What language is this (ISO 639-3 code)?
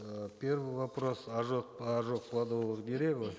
kaz